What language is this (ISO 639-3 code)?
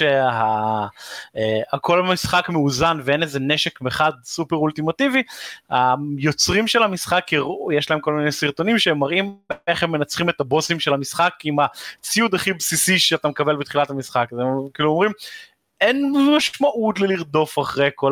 heb